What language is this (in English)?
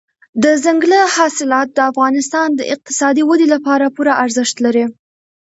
Pashto